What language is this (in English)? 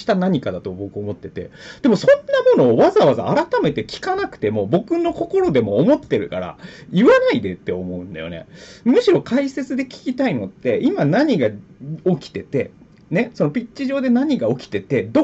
Japanese